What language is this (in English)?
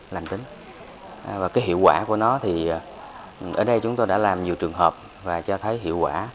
Vietnamese